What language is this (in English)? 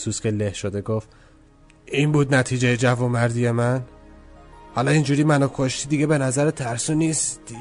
Persian